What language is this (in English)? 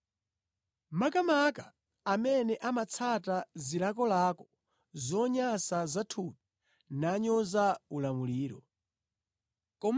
Nyanja